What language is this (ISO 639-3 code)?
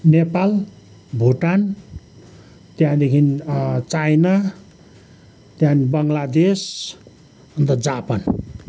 nep